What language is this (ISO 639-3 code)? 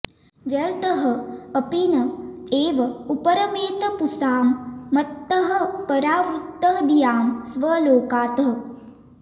san